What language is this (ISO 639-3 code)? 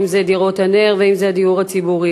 heb